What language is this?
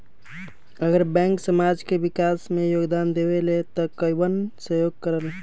Magahi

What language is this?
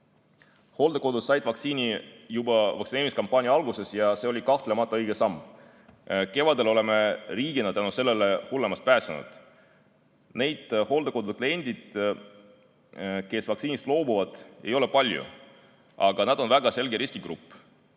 Estonian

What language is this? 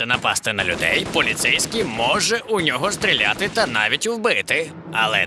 Ukrainian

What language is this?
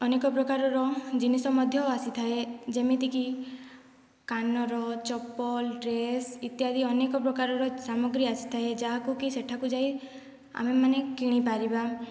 Odia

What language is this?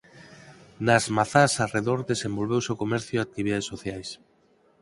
Galician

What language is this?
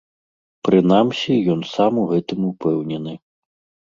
Belarusian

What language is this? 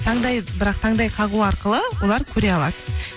Kazakh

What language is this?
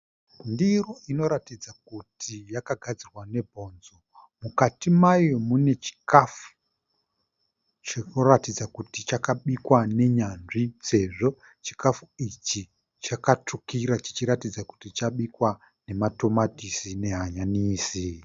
Shona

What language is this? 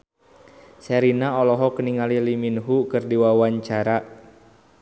Sundanese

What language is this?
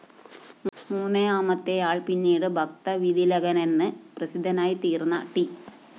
Malayalam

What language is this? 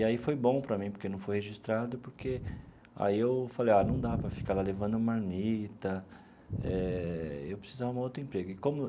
Portuguese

